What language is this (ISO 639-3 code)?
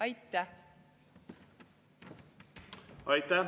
est